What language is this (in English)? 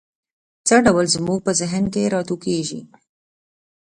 Pashto